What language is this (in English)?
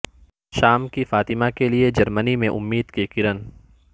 Urdu